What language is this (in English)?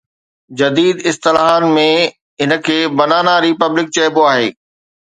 Sindhi